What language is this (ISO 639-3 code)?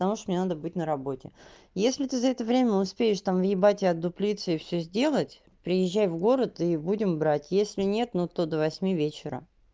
rus